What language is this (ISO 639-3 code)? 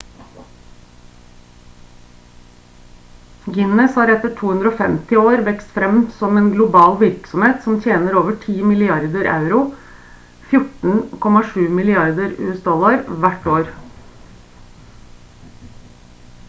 nob